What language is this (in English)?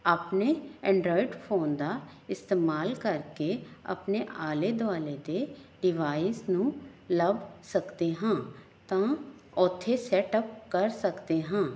Punjabi